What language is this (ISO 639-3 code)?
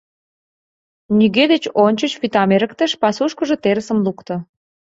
chm